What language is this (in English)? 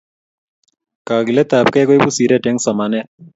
Kalenjin